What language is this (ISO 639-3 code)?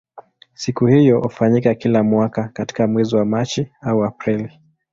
swa